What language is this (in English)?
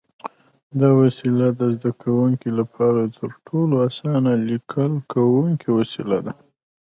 Pashto